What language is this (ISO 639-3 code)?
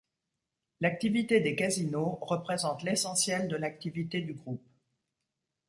fra